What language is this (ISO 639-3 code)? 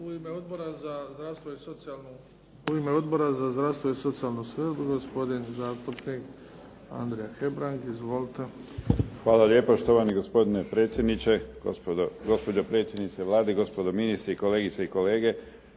hrv